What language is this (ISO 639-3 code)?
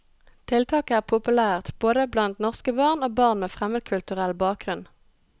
nor